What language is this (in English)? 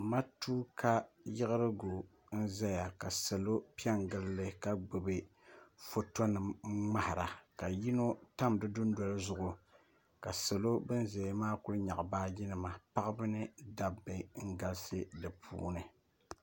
Dagbani